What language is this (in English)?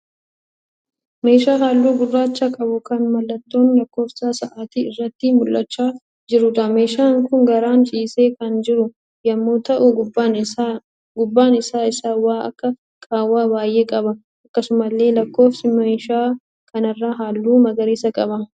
Oromo